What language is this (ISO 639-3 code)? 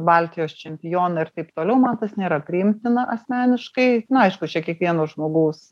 lit